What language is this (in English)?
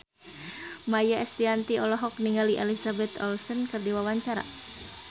Sundanese